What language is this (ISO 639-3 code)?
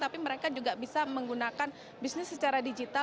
ind